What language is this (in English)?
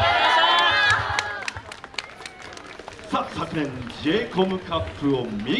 Japanese